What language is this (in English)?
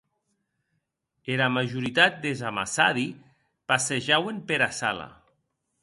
Occitan